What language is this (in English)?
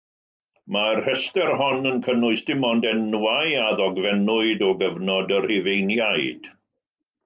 Welsh